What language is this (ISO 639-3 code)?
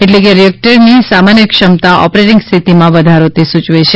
guj